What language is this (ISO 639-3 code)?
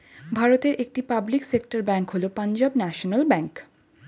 ben